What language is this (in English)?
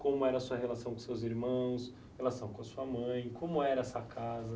Portuguese